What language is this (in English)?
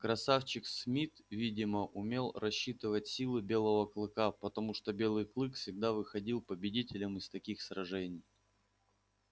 Russian